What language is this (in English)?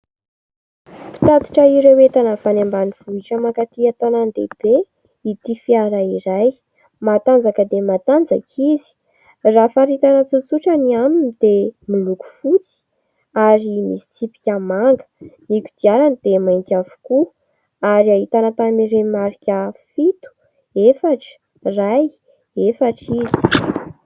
Malagasy